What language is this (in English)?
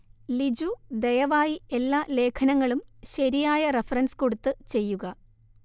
Malayalam